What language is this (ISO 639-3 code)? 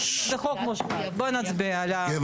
heb